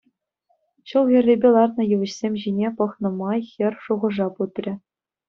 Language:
Chuvash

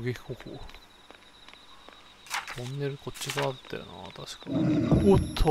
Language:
Japanese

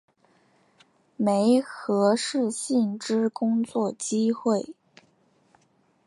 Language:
Chinese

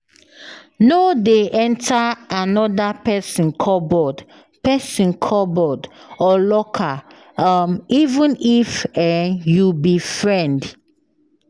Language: Nigerian Pidgin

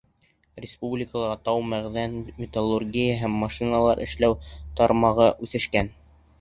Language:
Bashkir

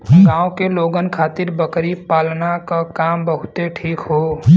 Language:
Bhojpuri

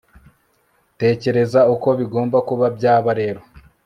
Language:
Kinyarwanda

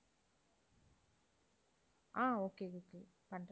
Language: Tamil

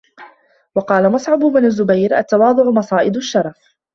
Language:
Arabic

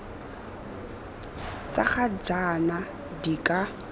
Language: Tswana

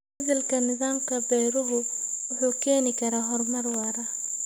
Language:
Somali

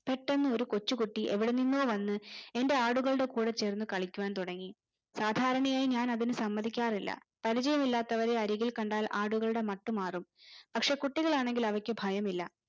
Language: Malayalam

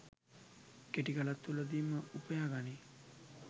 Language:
Sinhala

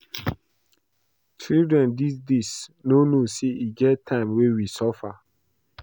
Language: Nigerian Pidgin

